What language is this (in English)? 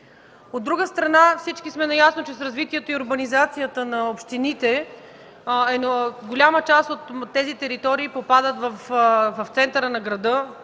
Bulgarian